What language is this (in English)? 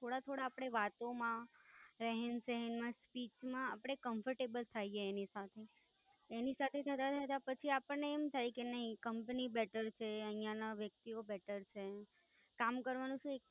Gujarati